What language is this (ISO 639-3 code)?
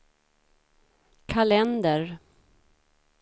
swe